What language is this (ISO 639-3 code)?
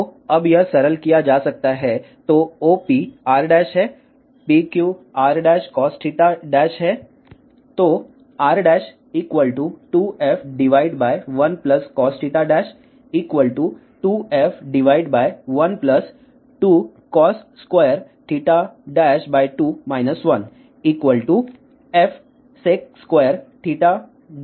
hin